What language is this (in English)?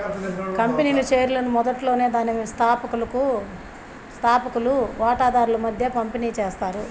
Telugu